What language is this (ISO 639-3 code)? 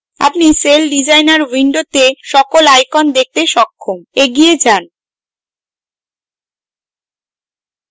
ben